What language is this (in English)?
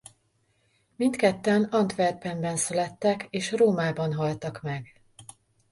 Hungarian